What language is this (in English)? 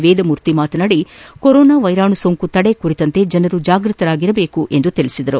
Kannada